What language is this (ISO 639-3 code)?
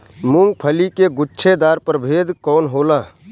bho